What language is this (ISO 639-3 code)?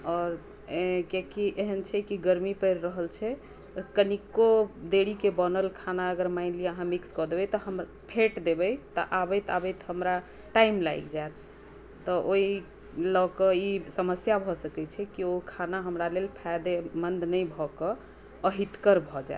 mai